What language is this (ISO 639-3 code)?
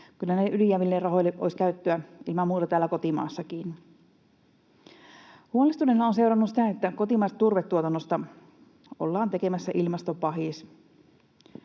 fin